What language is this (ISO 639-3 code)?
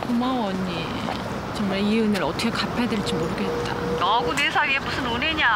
kor